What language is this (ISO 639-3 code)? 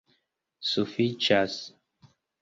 epo